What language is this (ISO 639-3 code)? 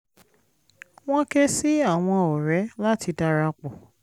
yor